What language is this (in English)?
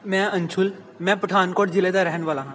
Punjabi